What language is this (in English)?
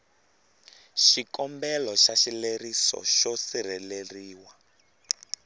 Tsonga